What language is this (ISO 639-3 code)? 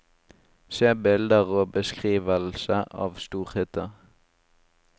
nor